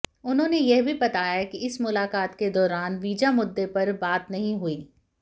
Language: Hindi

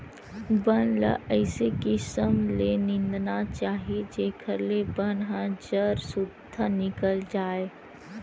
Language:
Chhattisgarhi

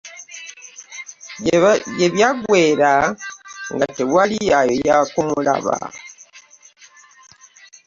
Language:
Ganda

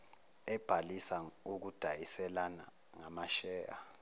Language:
Zulu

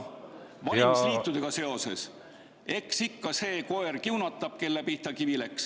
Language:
Estonian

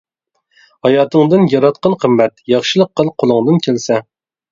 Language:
Uyghur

